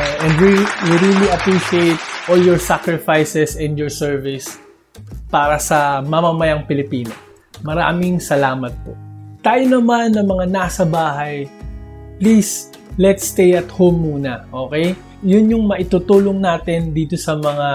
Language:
Filipino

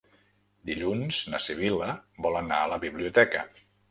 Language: Catalan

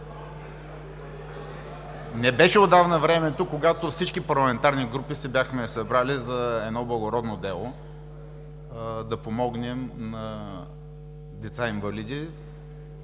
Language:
Bulgarian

